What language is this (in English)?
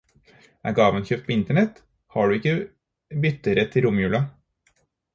Norwegian Bokmål